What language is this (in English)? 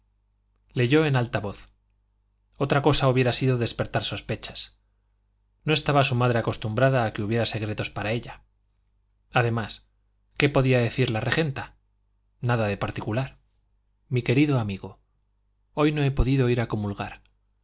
Spanish